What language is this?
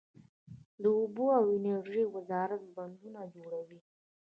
Pashto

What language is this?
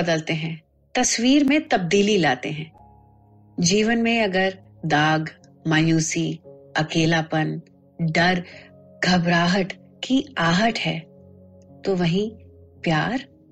Hindi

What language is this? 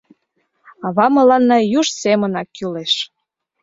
Mari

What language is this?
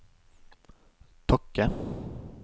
Norwegian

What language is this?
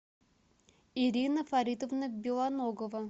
Russian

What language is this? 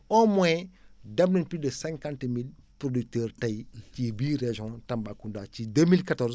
Wolof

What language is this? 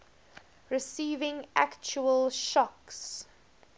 English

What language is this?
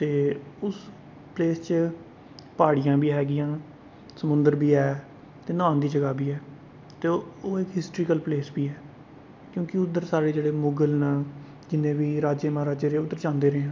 Dogri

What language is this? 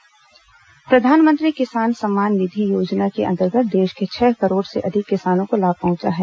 Hindi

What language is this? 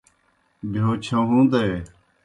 Kohistani Shina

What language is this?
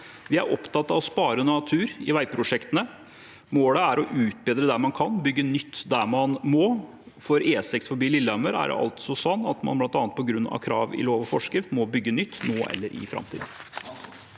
Norwegian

